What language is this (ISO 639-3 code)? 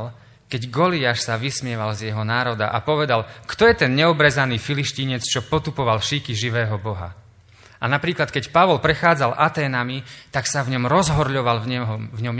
slk